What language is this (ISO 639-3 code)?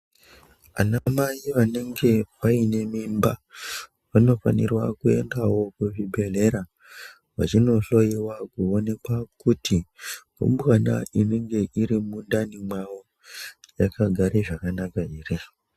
ndc